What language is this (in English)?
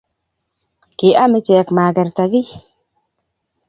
Kalenjin